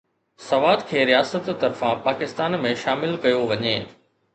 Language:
Sindhi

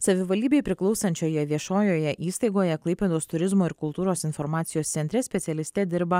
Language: Lithuanian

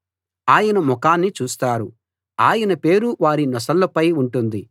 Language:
Telugu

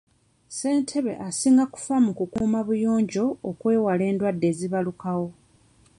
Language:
Ganda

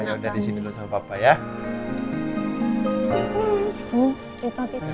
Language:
Indonesian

